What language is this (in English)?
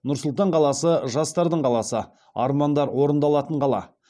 Kazakh